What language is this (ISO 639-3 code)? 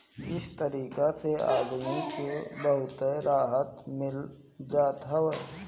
bho